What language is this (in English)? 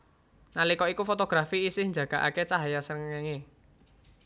Javanese